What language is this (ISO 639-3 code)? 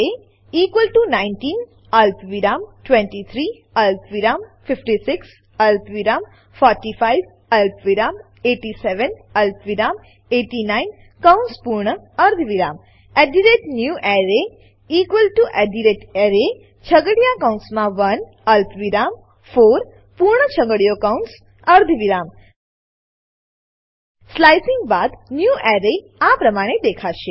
guj